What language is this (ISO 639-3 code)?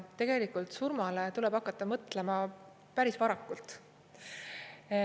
est